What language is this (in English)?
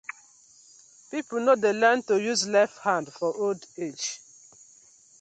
Nigerian Pidgin